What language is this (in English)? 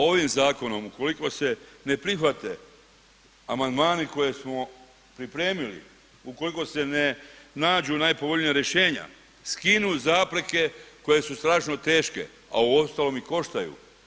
Croatian